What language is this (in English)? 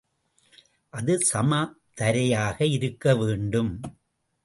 Tamil